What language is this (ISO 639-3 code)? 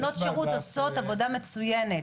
heb